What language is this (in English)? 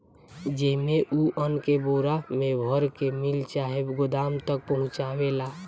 Bhojpuri